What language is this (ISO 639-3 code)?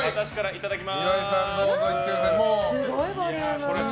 jpn